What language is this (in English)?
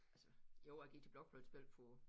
Danish